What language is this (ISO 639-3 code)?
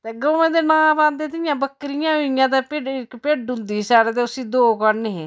doi